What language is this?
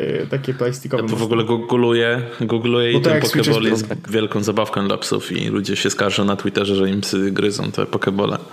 Polish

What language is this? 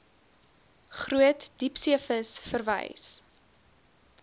Afrikaans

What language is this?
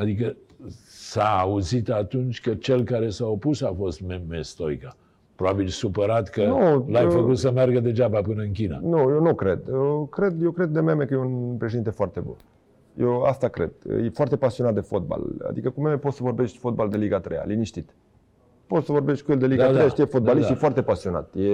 Romanian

